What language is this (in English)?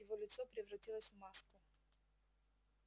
Russian